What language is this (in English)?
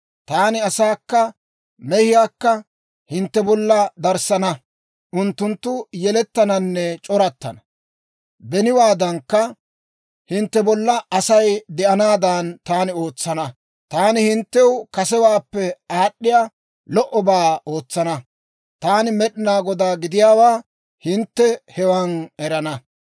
Dawro